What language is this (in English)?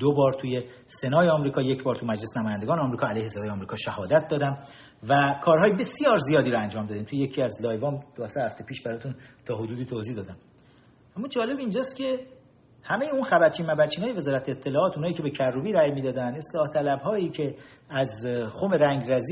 Persian